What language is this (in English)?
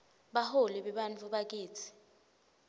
Swati